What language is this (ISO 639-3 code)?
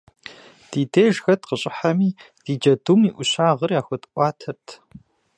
kbd